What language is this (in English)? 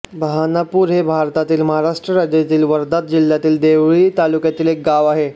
Marathi